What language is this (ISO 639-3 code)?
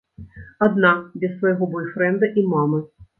bel